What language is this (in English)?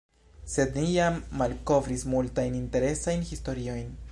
Esperanto